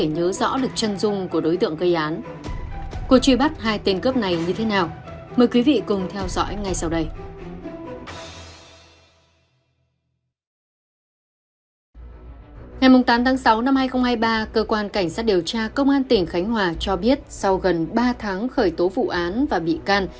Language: Vietnamese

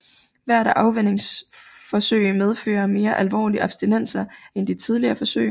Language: Danish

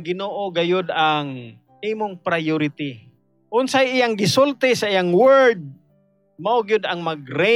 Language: Filipino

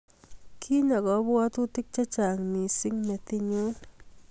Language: Kalenjin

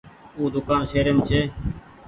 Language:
Goaria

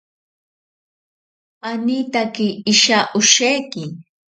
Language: Ashéninka Perené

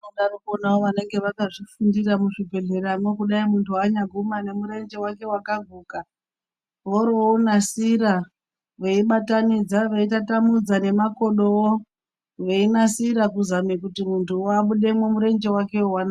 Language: Ndau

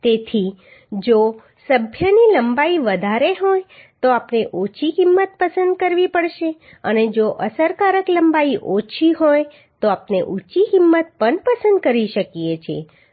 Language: Gujarati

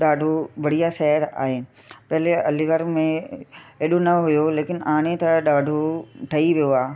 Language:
Sindhi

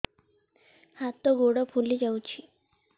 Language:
Odia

